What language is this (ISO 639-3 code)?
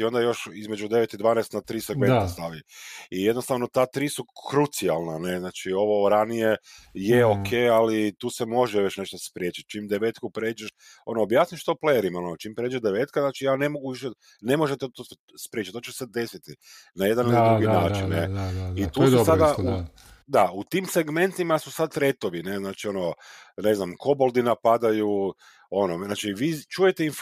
hrv